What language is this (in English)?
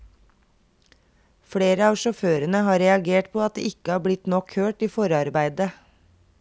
Norwegian